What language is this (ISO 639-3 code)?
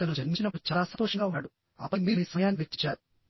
tel